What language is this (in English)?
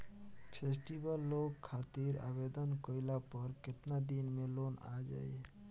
Bhojpuri